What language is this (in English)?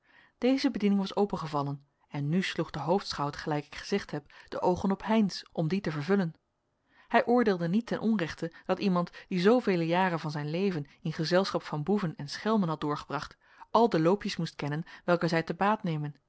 Dutch